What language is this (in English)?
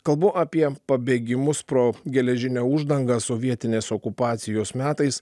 Lithuanian